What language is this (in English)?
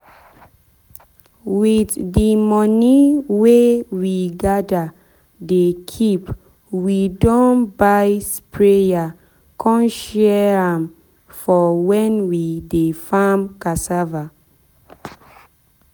Nigerian Pidgin